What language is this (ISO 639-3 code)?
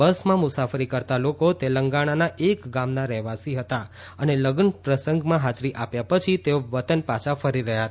guj